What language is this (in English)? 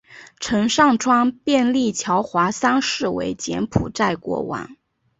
Chinese